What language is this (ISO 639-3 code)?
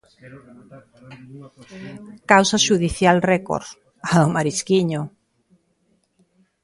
glg